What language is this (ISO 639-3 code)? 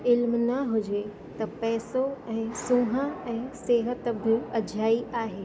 snd